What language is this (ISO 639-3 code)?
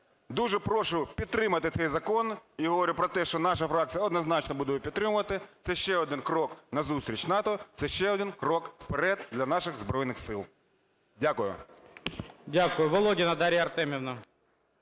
ukr